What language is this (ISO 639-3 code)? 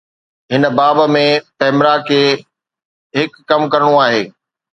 snd